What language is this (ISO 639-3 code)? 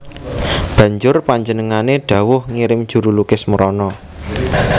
jav